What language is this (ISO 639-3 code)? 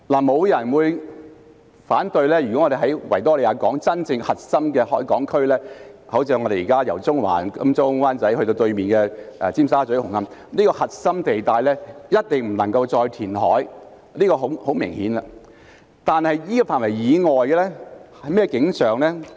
yue